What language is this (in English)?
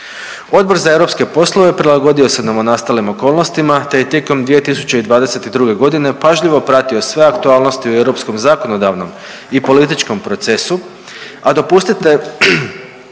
Croatian